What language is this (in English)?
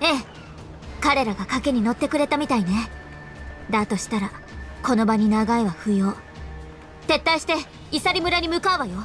Japanese